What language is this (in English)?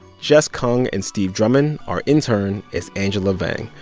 English